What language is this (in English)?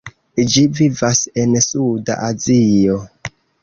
Esperanto